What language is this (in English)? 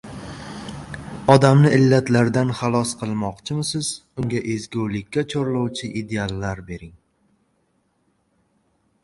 Uzbek